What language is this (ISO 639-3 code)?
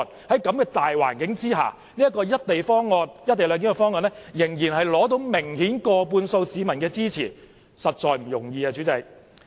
yue